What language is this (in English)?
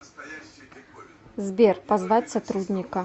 Russian